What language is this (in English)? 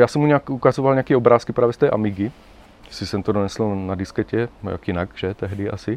Czech